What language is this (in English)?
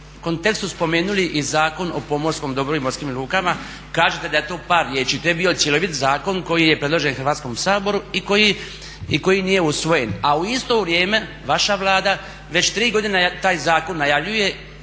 Croatian